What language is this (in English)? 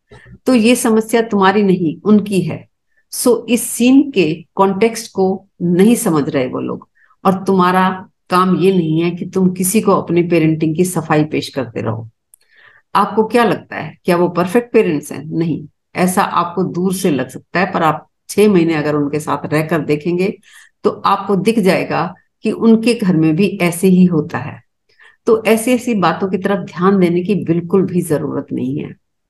Hindi